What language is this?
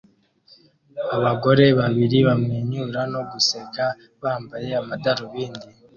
Kinyarwanda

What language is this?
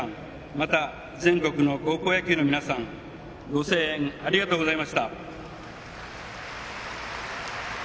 Japanese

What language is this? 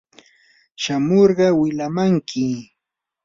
Yanahuanca Pasco Quechua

